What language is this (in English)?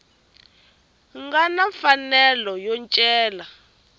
Tsonga